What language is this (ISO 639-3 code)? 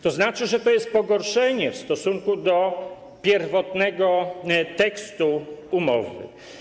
pol